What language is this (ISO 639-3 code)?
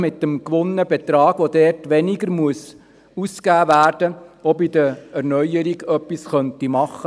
gsw